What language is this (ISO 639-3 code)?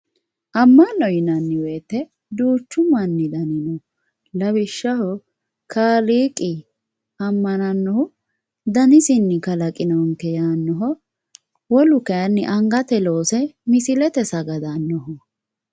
sid